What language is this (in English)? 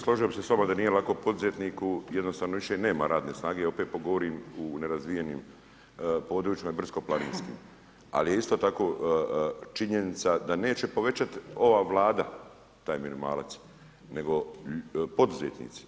Croatian